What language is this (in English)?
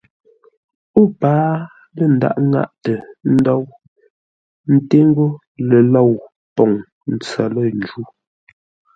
Ngombale